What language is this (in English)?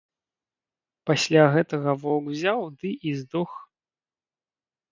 Belarusian